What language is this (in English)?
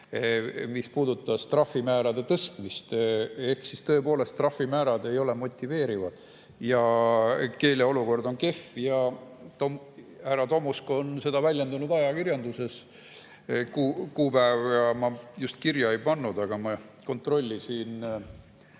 Estonian